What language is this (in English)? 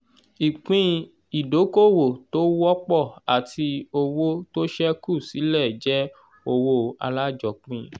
Yoruba